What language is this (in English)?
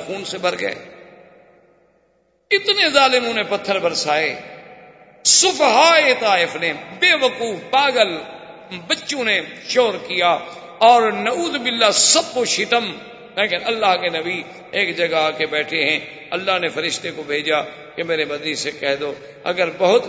Urdu